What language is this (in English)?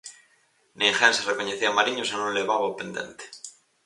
Galician